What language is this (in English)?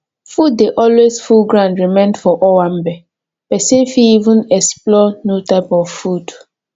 Nigerian Pidgin